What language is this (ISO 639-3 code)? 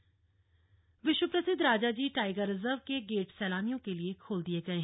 hin